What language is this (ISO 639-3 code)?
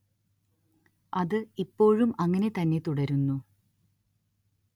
mal